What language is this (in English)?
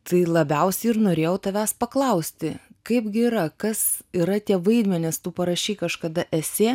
Lithuanian